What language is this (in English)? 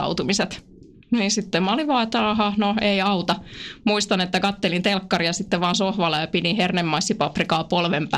Finnish